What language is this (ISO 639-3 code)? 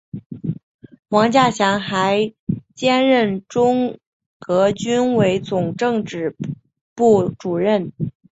zho